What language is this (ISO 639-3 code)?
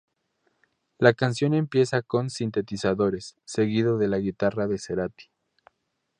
spa